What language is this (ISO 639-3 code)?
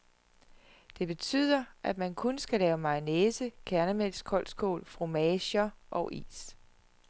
dan